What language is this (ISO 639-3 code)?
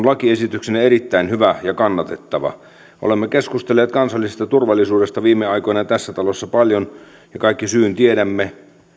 fin